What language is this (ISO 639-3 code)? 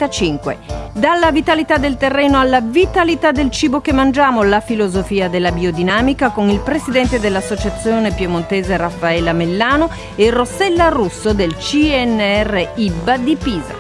ita